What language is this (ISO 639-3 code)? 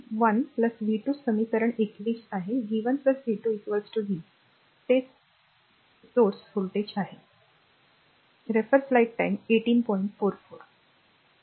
mar